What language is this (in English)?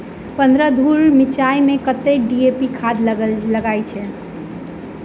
Maithili